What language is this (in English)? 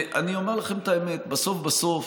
Hebrew